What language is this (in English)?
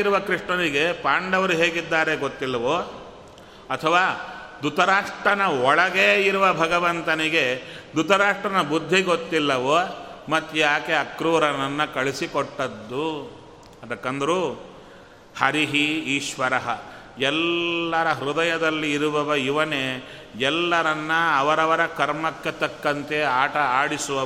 Kannada